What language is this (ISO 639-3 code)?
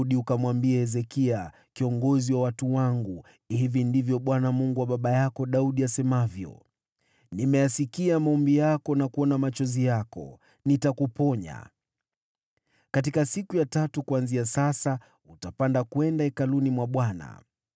swa